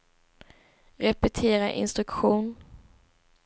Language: Swedish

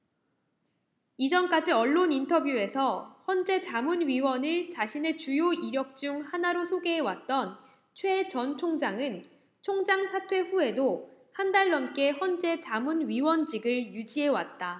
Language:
Korean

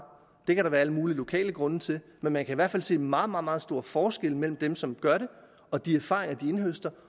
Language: Danish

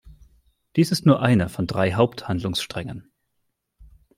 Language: German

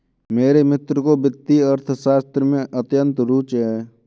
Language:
Hindi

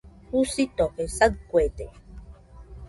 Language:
Nüpode Huitoto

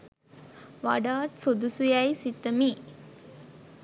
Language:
Sinhala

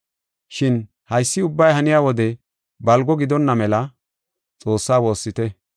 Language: Gofa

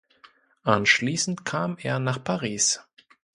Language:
German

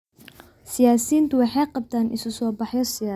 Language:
Somali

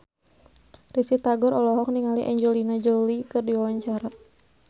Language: Sundanese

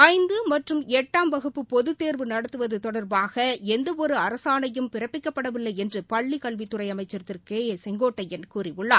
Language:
Tamil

